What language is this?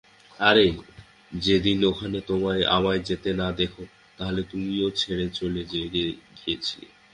Bangla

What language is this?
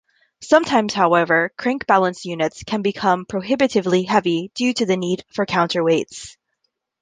English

